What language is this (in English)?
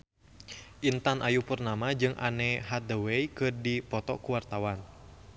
Sundanese